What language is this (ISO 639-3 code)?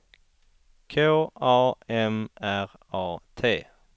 swe